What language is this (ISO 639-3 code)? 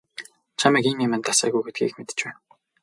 mon